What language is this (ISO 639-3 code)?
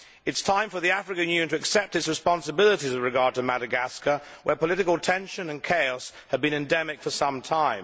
eng